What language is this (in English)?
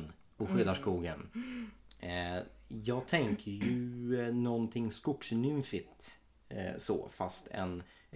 Swedish